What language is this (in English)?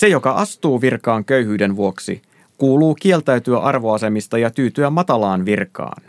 Finnish